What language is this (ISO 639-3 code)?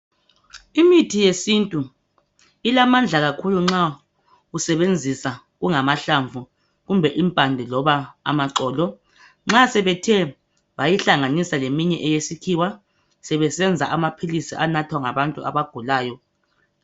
nde